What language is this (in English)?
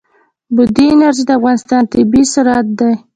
Pashto